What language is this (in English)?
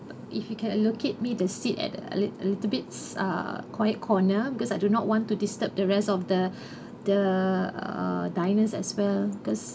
English